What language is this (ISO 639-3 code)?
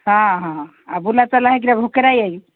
ori